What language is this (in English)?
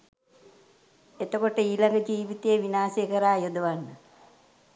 Sinhala